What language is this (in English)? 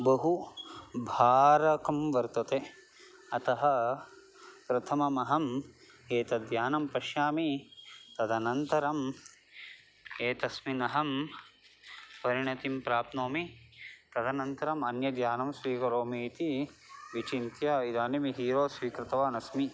Sanskrit